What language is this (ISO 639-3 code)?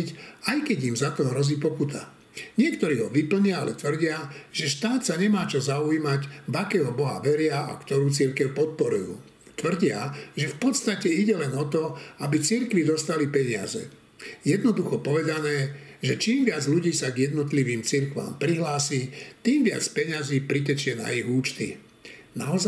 slk